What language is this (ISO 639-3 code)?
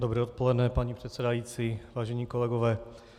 ces